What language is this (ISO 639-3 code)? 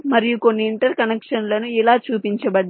tel